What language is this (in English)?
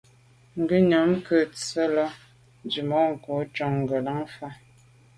Medumba